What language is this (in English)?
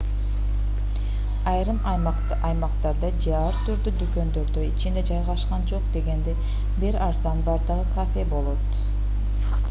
Kyrgyz